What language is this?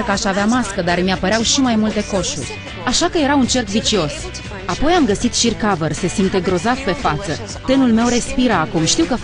Romanian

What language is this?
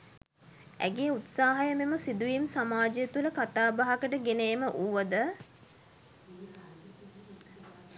Sinhala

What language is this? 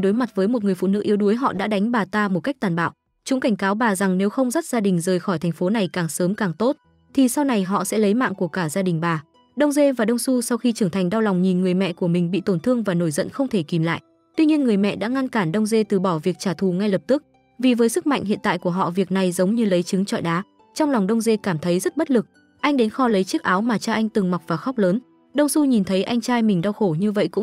Vietnamese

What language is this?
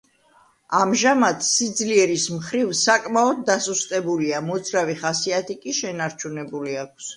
Georgian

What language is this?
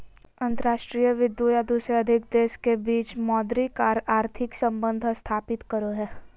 Magahi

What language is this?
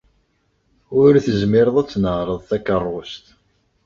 Kabyle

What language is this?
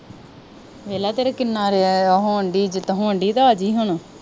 Punjabi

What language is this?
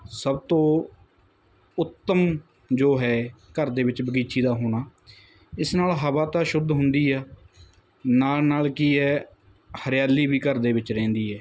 Punjabi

